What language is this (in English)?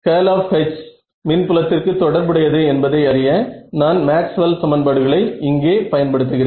Tamil